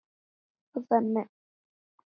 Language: Icelandic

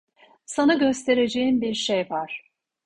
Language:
Turkish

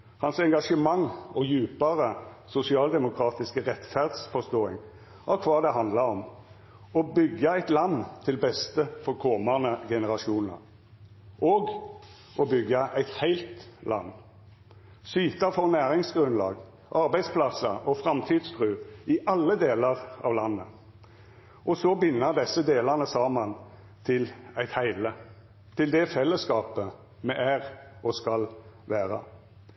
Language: Norwegian Nynorsk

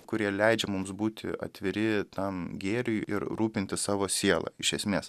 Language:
Lithuanian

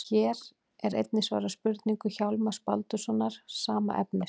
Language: Icelandic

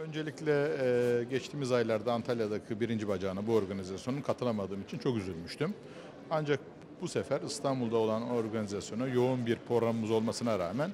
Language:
Turkish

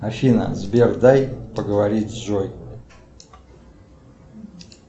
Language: Russian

